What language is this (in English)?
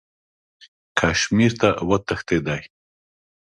Pashto